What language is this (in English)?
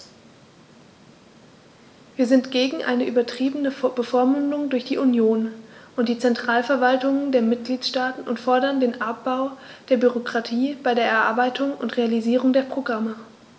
German